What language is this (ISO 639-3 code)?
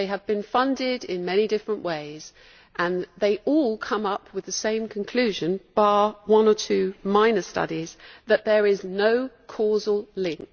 eng